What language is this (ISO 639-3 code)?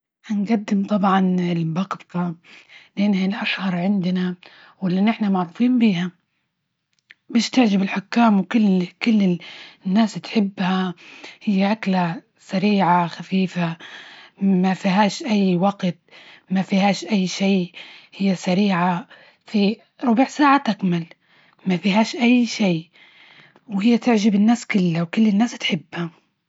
ayl